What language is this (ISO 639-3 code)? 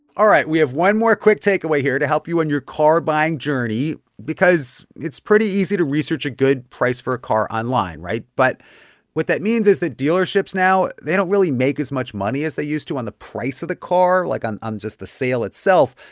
eng